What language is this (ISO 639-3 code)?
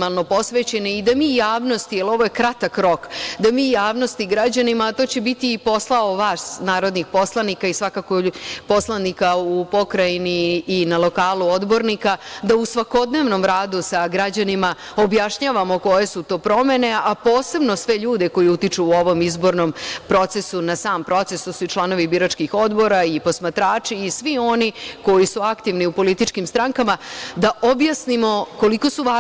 srp